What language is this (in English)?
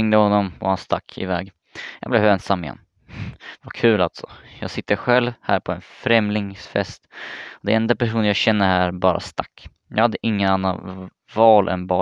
Swedish